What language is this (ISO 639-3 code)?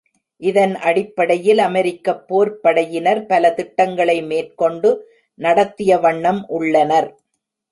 tam